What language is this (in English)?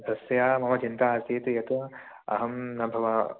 Sanskrit